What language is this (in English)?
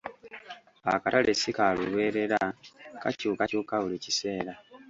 Ganda